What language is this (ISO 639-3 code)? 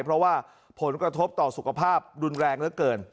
tha